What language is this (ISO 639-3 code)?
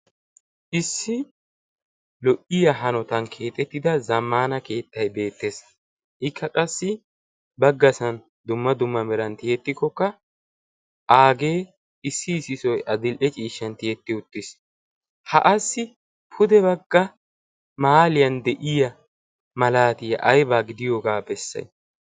wal